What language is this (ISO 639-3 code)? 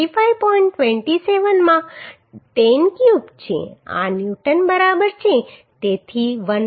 guj